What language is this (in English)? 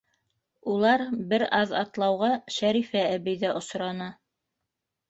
Bashkir